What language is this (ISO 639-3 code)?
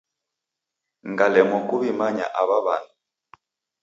dav